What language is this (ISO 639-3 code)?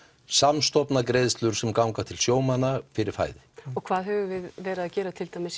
isl